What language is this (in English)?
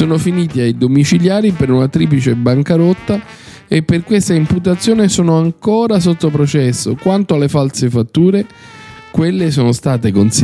Italian